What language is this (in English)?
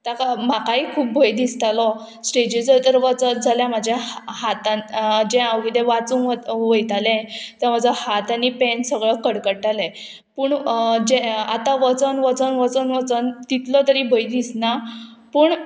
Konkani